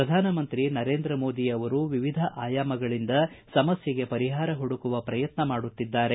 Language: Kannada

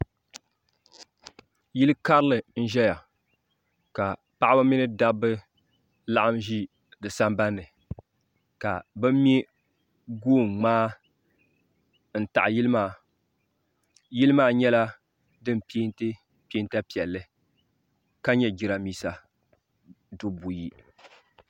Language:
Dagbani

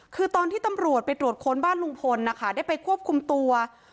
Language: Thai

